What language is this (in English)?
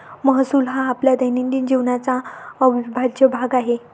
Marathi